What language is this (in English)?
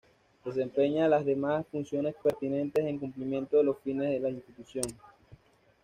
Spanish